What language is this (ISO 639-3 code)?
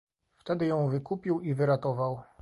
pol